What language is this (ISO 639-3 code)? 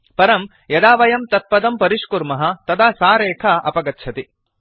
san